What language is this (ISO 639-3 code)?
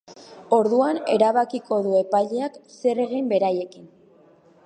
eus